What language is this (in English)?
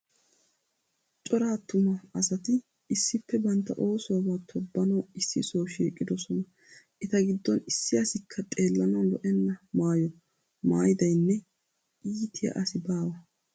Wolaytta